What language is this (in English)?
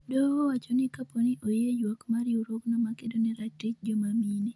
Luo (Kenya and Tanzania)